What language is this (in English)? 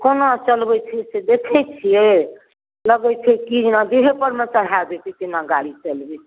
Maithili